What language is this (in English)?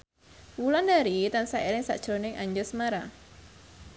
Javanese